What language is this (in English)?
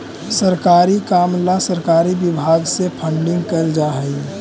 Magahi